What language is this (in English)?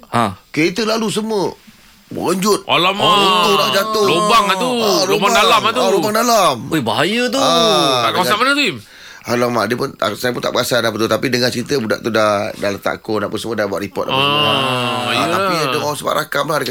Malay